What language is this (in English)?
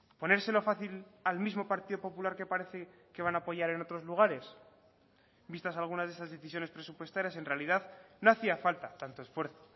Spanish